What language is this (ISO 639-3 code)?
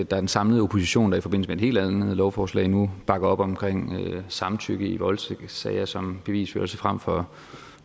dan